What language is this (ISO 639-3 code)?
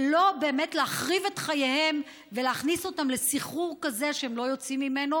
heb